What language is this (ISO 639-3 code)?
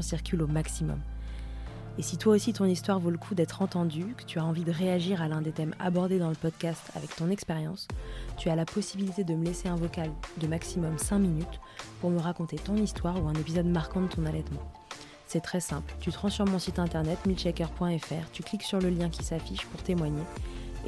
fra